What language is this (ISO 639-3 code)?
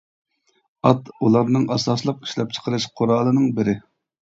uig